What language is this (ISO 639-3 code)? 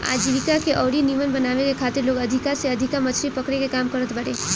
bho